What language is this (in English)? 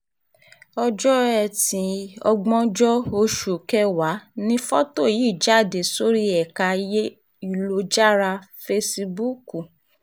Yoruba